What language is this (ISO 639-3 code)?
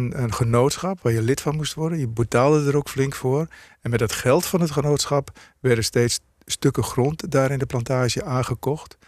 nld